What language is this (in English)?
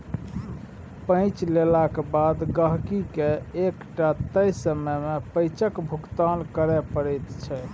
Maithili